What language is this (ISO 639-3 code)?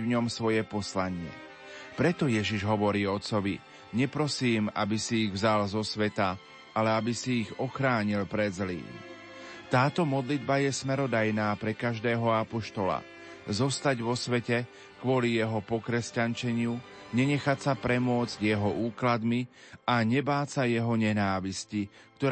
slk